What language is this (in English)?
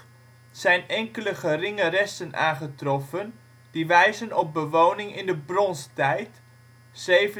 Dutch